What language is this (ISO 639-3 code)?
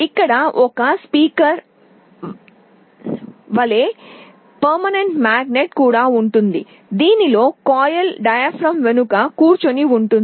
tel